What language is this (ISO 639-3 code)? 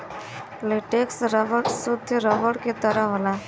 bho